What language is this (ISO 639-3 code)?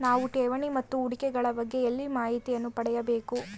kan